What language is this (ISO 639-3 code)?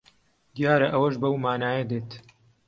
ckb